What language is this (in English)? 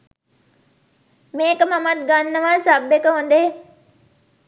Sinhala